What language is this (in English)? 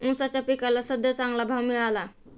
Marathi